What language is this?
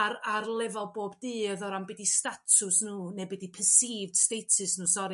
Welsh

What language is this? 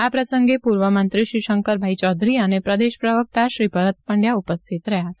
Gujarati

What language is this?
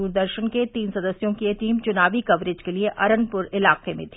Hindi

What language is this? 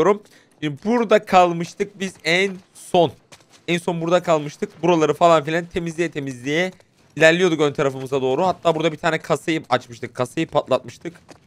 Turkish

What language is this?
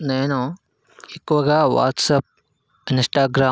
Telugu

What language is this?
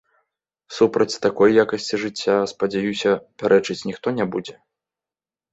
Belarusian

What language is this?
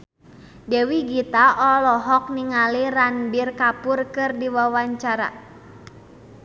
Sundanese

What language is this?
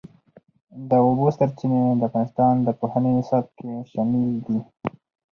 Pashto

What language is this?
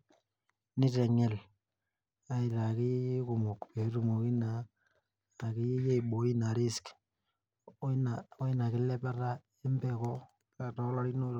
Masai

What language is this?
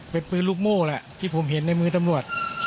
Thai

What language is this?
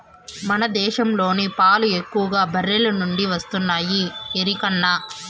Telugu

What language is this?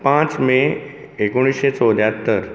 Konkani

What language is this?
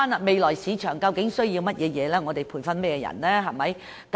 Cantonese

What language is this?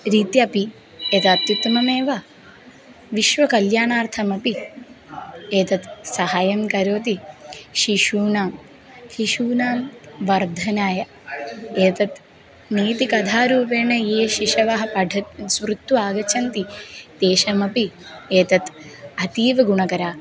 Sanskrit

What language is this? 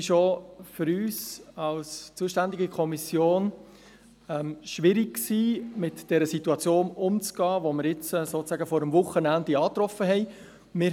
Swiss German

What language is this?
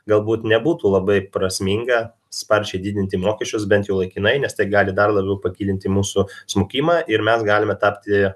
Lithuanian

